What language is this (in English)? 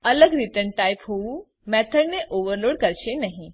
Gujarati